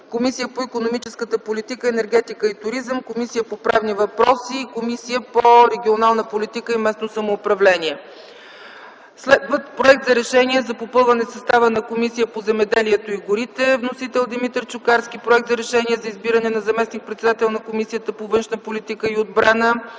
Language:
Bulgarian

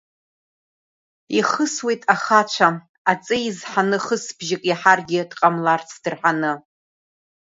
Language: Abkhazian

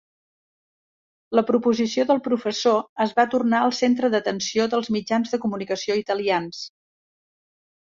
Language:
Catalan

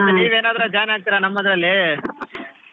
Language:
Kannada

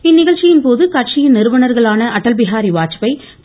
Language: Tamil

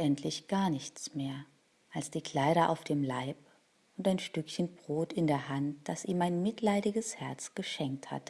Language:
German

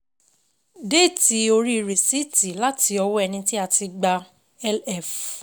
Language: Yoruba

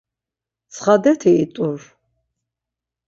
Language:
Laz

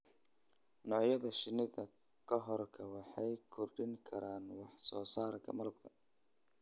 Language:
Somali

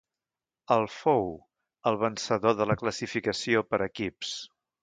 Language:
Catalan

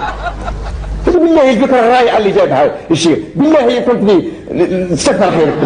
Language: Arabic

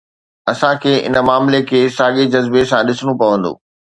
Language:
Sindhi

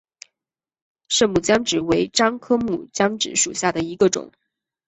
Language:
Chinese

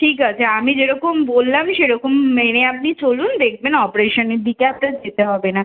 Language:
Bangla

